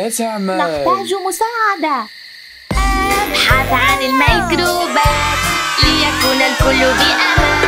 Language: Arabic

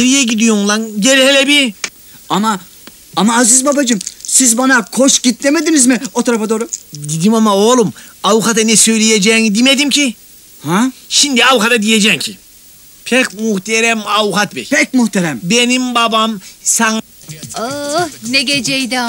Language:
Turkish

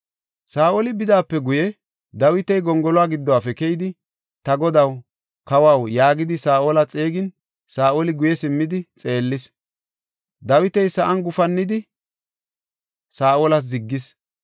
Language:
Gofa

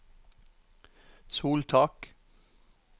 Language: Norwegian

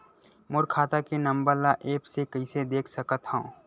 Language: Chhattisgarhi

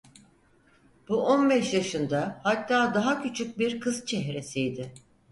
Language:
Turkish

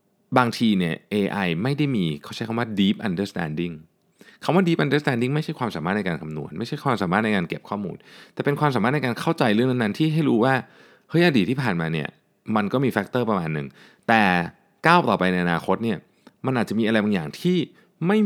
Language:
Thai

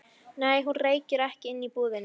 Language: Icelandic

